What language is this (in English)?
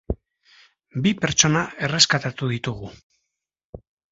Basque